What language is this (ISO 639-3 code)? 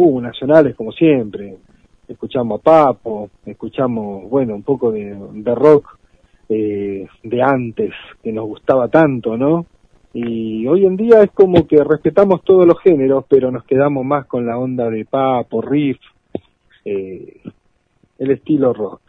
spa